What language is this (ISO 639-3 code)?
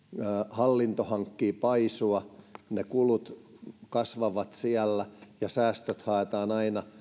fin